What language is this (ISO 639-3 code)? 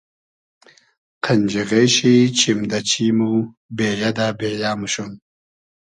haz